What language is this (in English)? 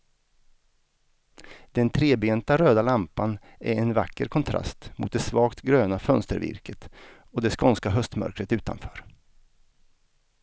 Swedish